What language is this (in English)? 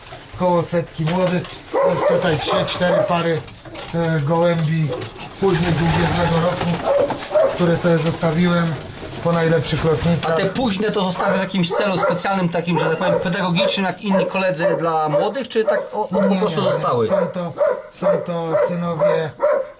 Polish